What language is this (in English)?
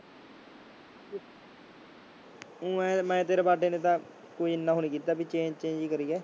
Punjabi